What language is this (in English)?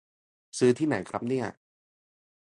Thai